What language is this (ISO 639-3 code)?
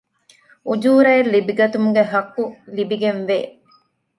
div